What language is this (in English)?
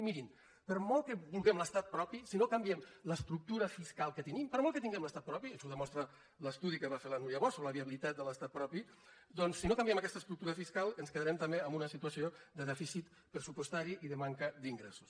Catalan